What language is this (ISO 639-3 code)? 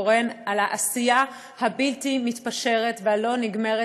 heb